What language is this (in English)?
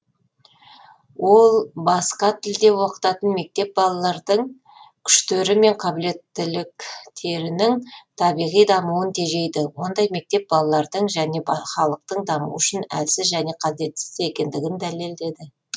Kazakh